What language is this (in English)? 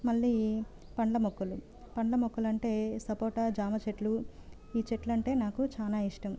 Telugu